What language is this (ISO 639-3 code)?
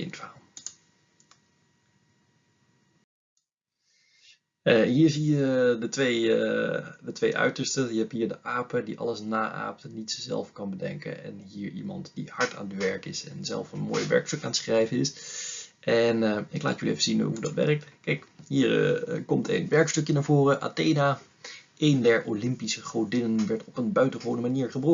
nld